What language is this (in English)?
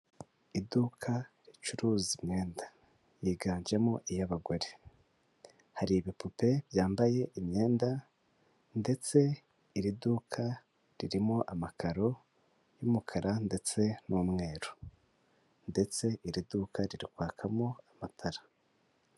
Kinyarwanda